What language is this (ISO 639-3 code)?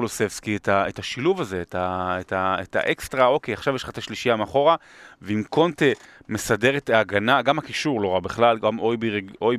heb